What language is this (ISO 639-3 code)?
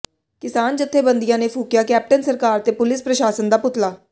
pan